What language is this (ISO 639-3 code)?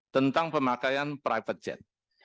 ind